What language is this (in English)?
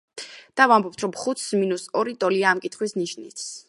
Georgian